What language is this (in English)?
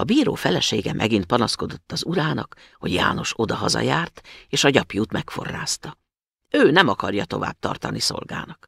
Hungarian